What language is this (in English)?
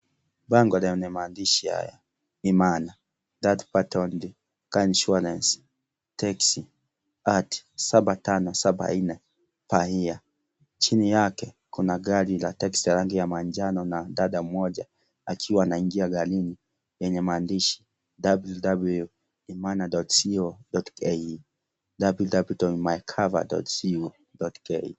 Swahili